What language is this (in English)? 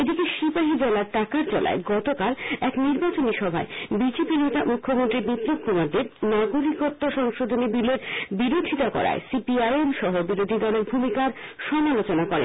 Bangla